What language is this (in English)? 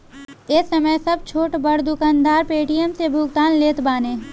Bhojpuri